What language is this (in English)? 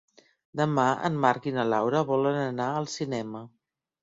Catalan